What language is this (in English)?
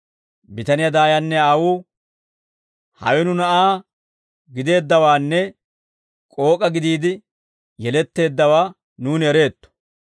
Dawro